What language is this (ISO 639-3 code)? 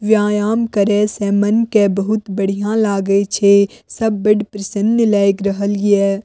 mai